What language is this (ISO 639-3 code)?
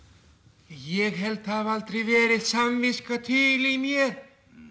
isl